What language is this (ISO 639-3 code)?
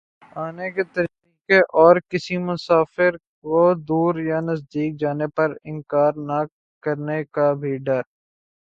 urd